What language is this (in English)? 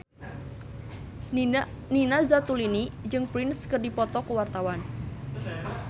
Sundanese